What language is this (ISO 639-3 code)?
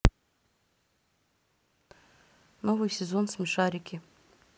rus